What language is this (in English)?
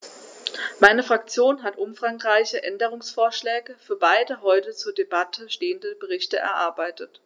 German